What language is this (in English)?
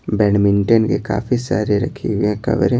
Hindi